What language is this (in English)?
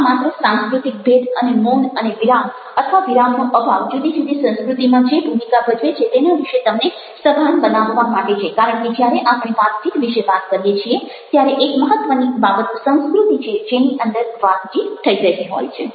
Gujarati